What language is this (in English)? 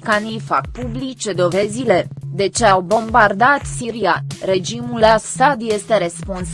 Romanian